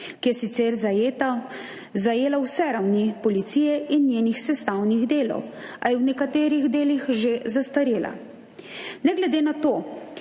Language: Slovenian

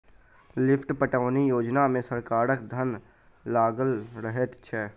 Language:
Maithili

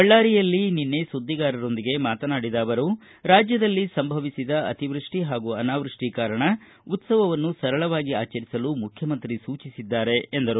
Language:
Kannada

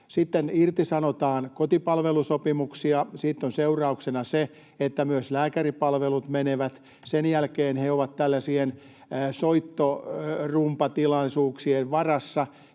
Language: Finnish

